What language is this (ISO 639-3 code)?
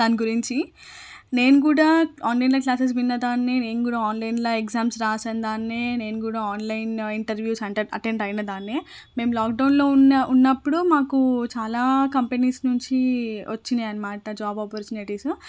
tel